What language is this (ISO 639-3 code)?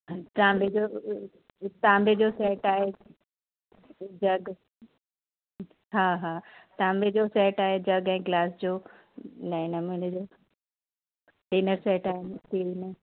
snd